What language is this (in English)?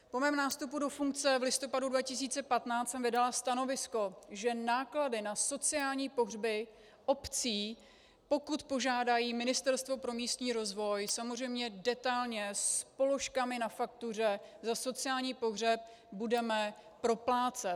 Czech